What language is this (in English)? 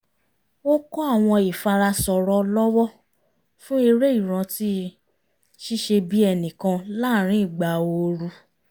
Yoruba